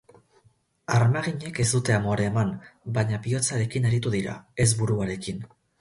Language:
Basque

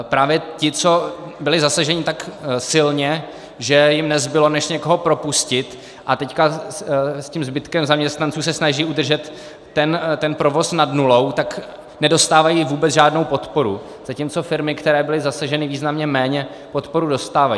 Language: Czech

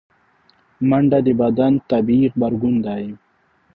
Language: Pashto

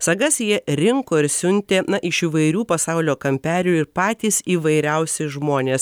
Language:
Lithuanian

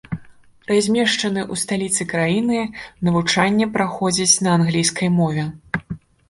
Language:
Belarusian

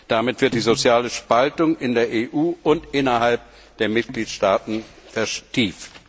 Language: German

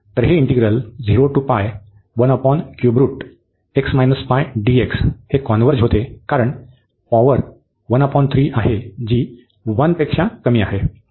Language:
Marathi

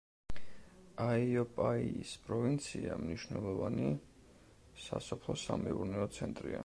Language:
Georgian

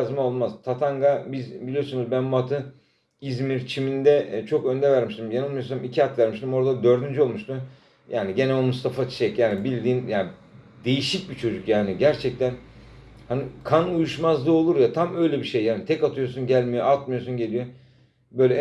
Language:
Turkish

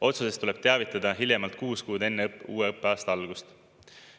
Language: Estonian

